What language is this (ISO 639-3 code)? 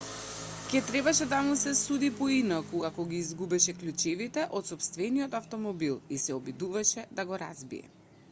mkd